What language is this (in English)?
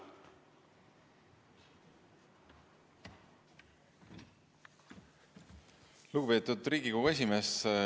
Estonian